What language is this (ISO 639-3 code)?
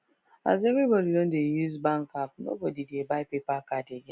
pcm